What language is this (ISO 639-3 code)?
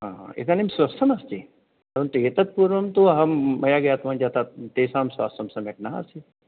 san